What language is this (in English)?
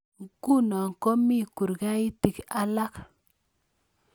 Kalenjin